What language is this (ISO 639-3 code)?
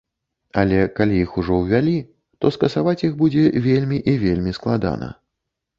bel